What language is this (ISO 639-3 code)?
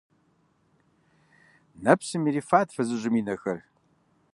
kbd